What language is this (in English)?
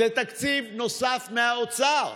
Hebrew